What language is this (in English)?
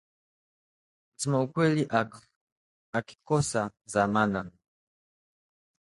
Swahili